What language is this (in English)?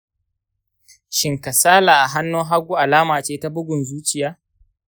Hausa